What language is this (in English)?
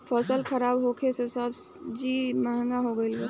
Bhojpuri